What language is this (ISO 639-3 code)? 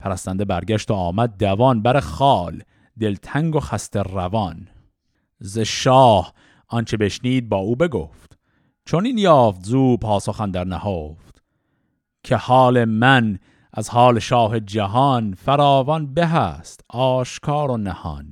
fas